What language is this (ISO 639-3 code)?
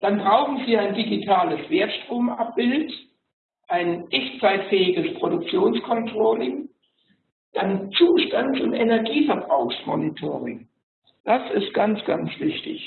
deu